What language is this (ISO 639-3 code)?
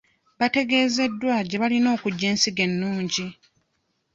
lug